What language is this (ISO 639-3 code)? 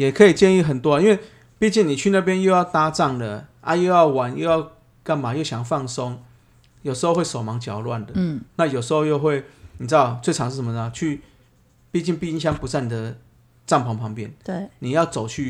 zho